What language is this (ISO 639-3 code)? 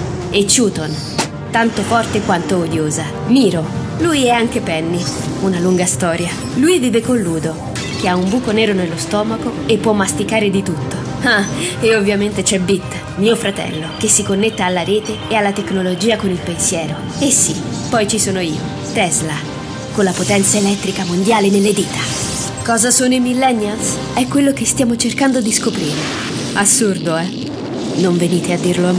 ita